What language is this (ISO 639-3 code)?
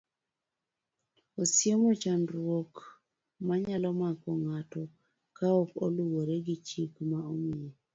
luo